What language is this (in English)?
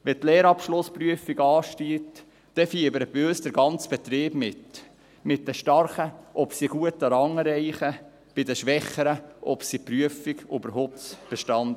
Swiss German